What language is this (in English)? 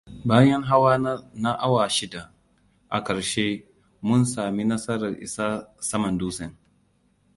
Hausa